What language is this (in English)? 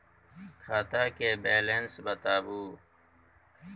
Maithili